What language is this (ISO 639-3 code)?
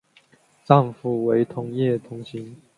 zho